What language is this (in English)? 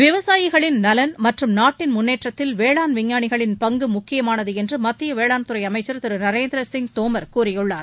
Tamil